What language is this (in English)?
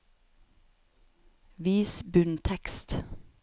Norwegian